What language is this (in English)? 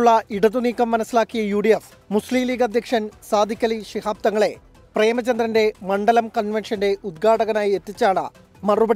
Malayalam